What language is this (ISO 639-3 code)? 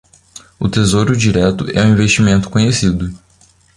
por